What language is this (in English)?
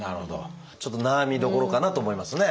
Japanese